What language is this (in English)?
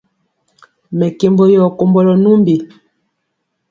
Mpiemo